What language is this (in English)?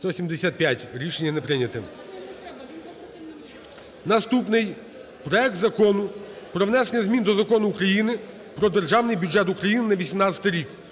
Ukrainian